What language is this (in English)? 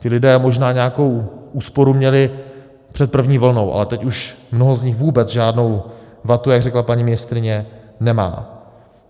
Czech